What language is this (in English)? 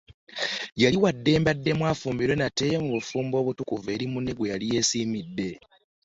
Ganda